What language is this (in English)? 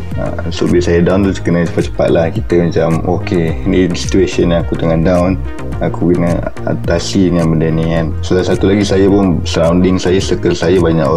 Malay